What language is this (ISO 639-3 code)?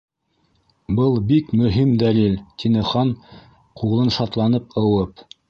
bak